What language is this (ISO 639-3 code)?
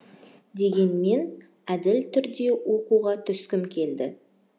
kaz